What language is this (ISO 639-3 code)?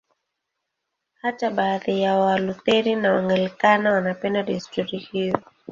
swa